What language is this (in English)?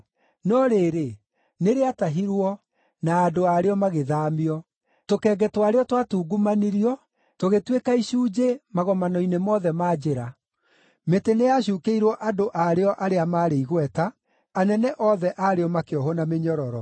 Kikuyu